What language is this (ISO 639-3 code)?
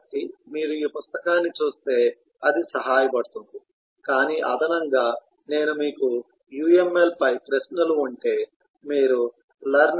tel